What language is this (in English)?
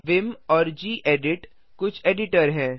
Hindi